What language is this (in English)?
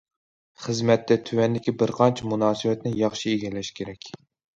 Uyghur